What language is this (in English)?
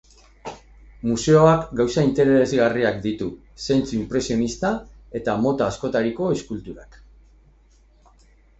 Basque